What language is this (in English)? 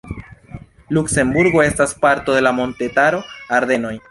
Esperanto